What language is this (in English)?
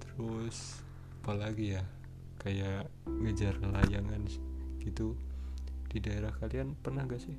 Indonesian